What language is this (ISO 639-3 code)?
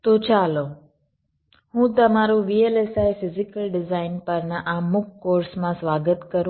guj